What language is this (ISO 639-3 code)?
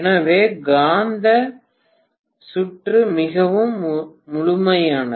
tam